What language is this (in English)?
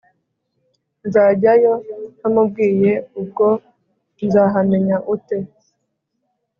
Kinyarwanda